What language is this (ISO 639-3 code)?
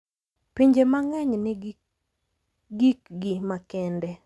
luo